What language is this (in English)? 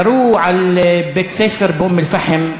Hebrew